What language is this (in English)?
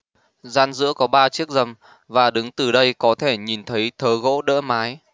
Vietnamese